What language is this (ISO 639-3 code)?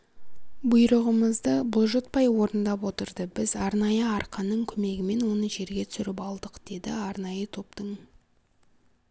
kaz